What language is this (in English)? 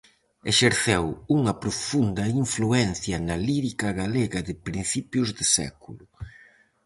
Galician